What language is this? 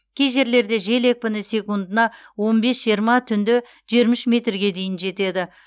Kazakh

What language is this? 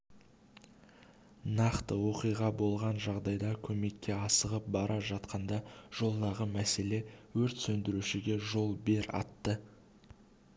Kazakh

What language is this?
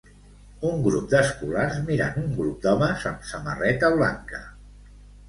Catalan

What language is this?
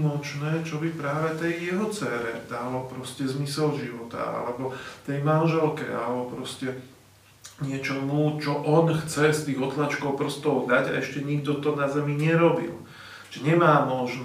Slovak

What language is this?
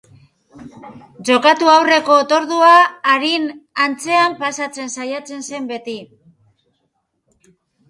Basque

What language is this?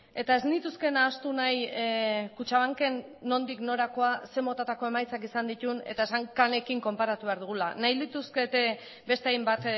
Basque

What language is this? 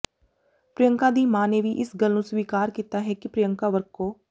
Punjabi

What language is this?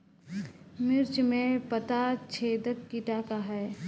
Bhojpuri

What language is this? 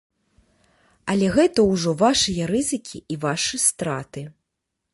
Belarusian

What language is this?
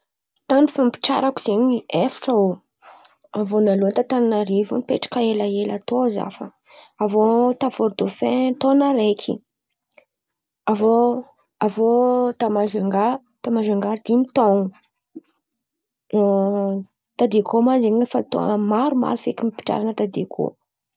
Antankarana Malagasy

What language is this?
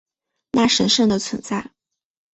Chinese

